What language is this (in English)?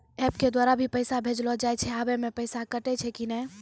Maithili